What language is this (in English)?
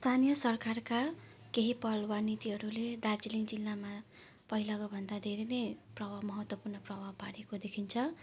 Nepali